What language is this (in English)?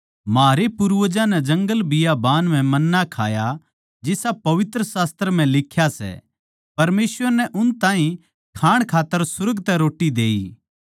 Haryanvi